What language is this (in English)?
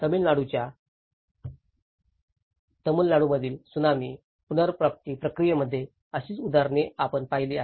Marathi